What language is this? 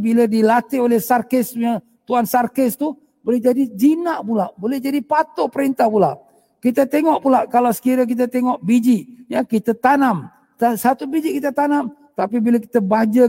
Malay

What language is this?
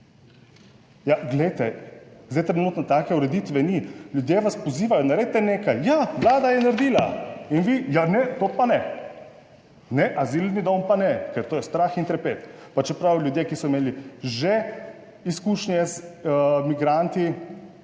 Slovenian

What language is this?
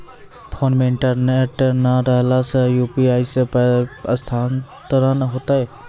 Maithili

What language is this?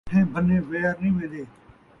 Saraiki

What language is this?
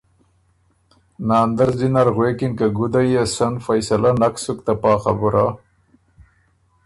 Ormuri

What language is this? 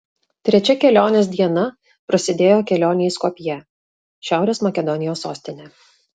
Lithuanian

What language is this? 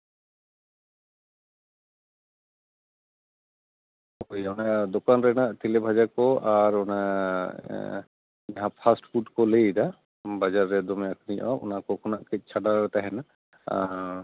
Santali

